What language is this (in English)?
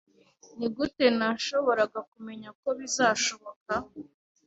Kinyarwanda